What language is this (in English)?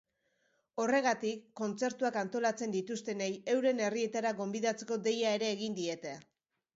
Basque